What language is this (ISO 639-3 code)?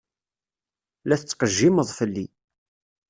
kab